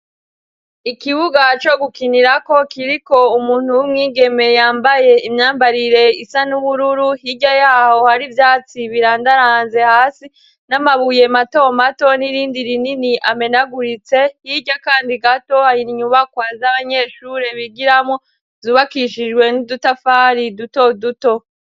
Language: Rundi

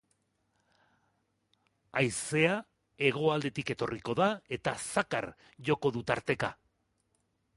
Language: Basque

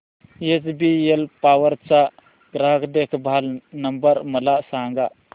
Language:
Marathi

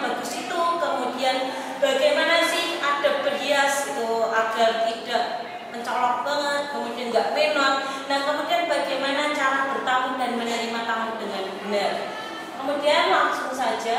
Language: Indonesian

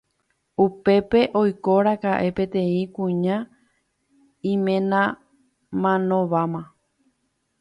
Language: Guarani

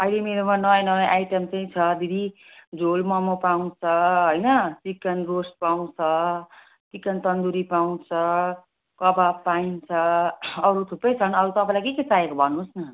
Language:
Nepali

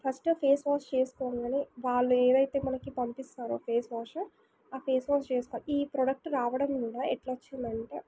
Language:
Telugu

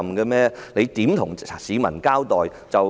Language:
Cantonese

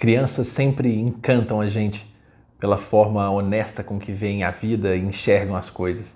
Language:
Portuguese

